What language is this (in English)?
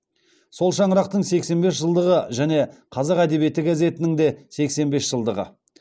Kazakh